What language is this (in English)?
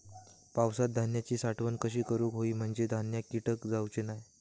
Marathi